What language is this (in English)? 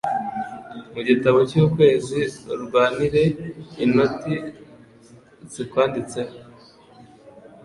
Kinyarwanda